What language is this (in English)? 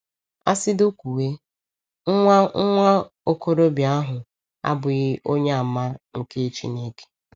Igbo